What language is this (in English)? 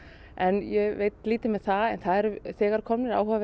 Icelandic